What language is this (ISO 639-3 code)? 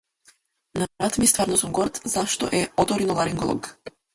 mkd